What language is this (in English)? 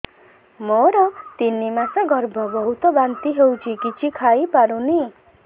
Odia